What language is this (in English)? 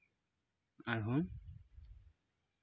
Santali